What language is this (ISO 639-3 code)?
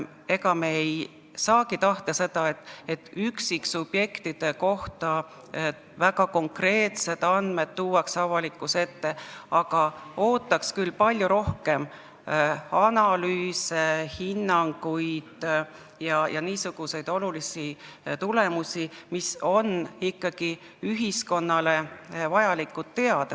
est